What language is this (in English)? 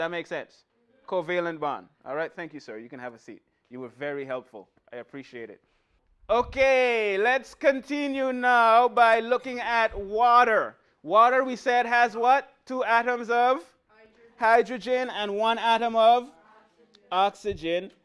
English